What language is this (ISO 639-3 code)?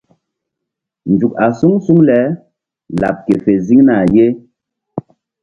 mdd